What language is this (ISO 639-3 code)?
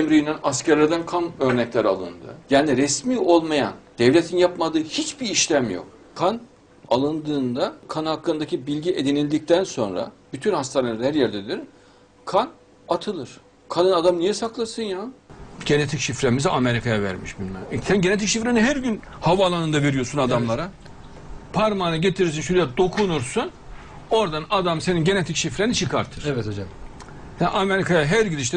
tur